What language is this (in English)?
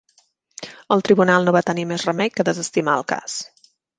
Catalan